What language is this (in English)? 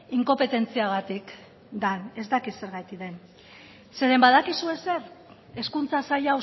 Basque